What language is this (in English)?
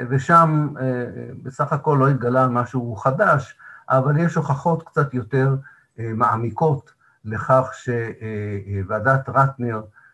Hebrew